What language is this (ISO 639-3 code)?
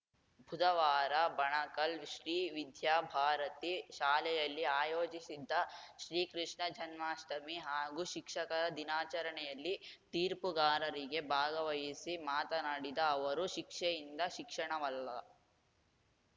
kan